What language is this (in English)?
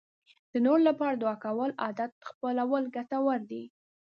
Pashto